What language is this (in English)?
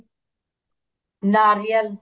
Punjabi